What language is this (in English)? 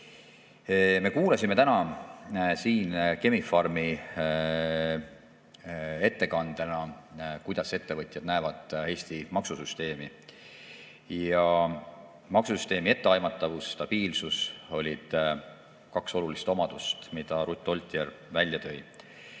Estonian